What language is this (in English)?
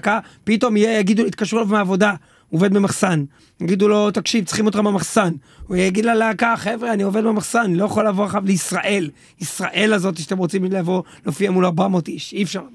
Hebrew